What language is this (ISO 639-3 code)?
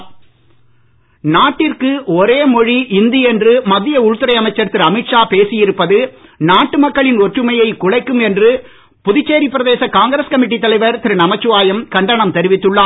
tam